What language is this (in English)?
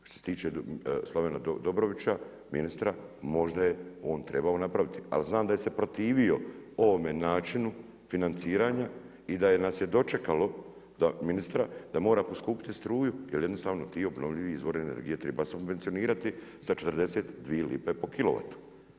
Croatian